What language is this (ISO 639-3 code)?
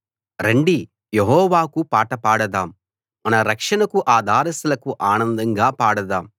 tel